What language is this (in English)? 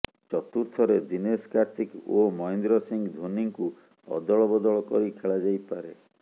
Odia